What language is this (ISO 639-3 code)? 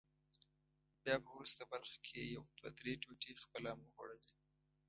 pus